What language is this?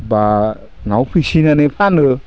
Bodo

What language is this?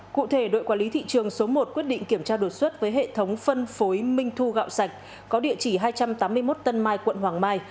Vietnamese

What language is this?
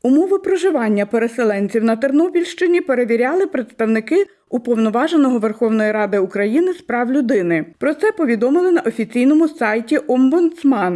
Ukrainian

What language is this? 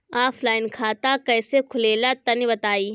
Bhojpuri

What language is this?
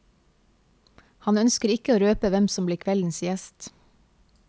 Norwegian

